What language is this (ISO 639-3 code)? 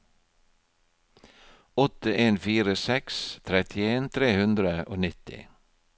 nor